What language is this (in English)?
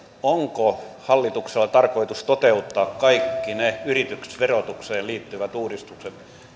Finnish